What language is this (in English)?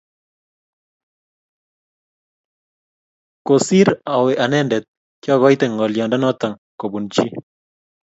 Kalenjin